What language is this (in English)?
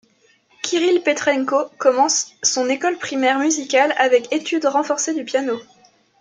French